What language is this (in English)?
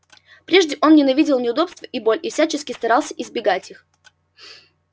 Russian